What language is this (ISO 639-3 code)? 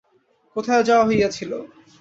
ben